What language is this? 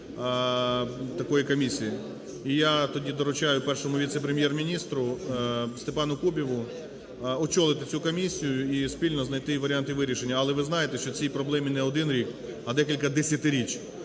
Ukrainian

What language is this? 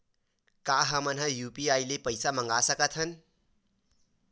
Chhattisgarhi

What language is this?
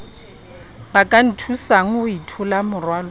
Southern Sotho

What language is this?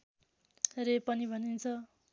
Nepali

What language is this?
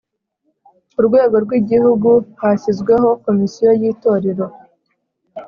Kinyarwanda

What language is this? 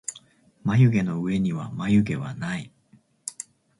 Japanese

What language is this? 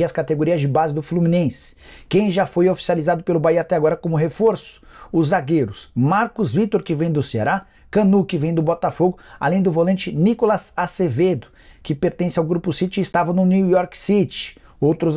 Portuguese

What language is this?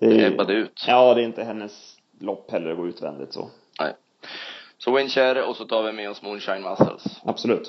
Swedish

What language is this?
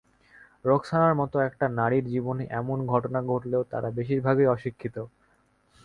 Bangla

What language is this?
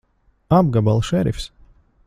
Latvian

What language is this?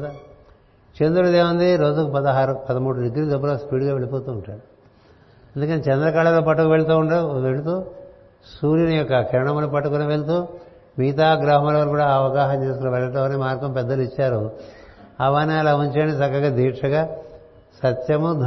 Telugu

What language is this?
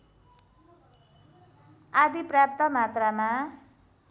Nepali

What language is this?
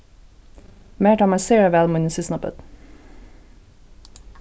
Faroese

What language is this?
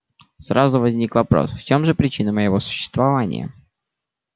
Russian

